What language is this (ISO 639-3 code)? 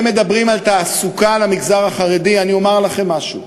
heb